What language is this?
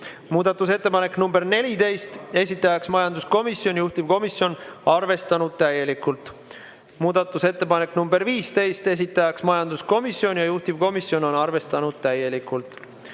Estonian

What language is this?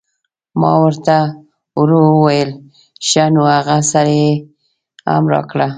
Pashto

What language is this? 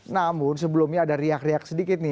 Indonesian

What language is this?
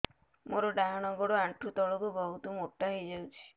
Odia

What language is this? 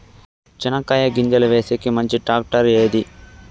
Telugu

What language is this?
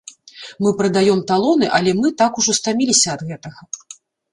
Belarusian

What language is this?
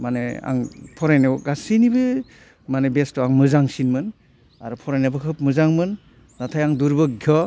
Bodo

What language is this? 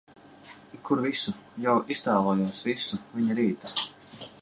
Latvian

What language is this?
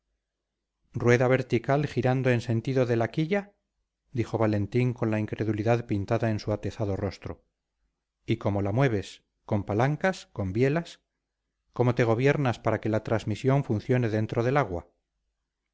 Spanish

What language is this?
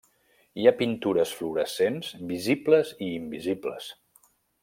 Catalan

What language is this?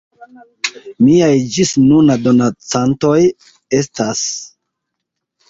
Esperanto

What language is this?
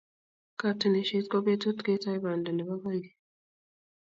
Kalenjin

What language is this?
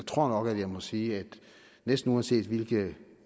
Danish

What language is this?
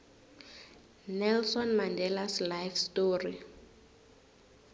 South Ndebele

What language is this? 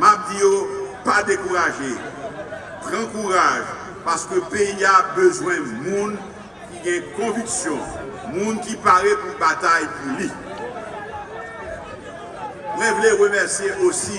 French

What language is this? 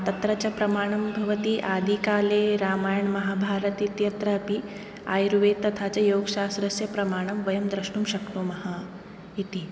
Sanskrit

